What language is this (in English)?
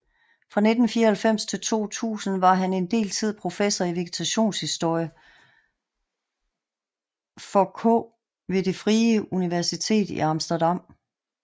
Danish